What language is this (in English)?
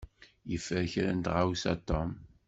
Kabyle